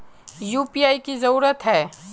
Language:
Magahi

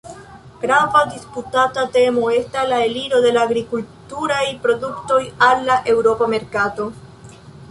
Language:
Esperanto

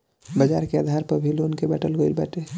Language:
Bhojpuri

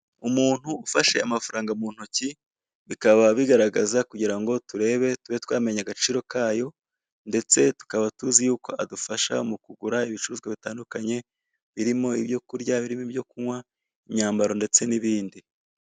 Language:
Kinyarwanda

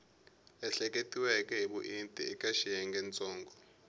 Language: Tsonga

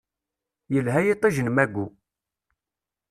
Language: Kabyle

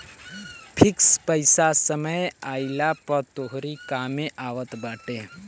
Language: Bhojpuri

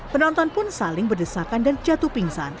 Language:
Indonesian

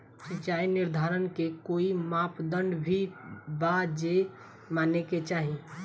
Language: Bhojpuri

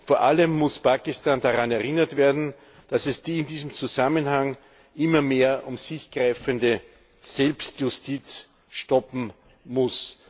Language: German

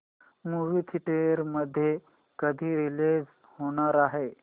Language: Marathi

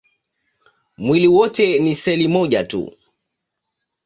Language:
Swahili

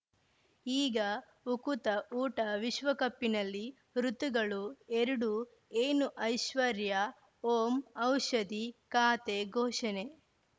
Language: Kannada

